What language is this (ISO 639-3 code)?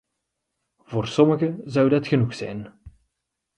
nld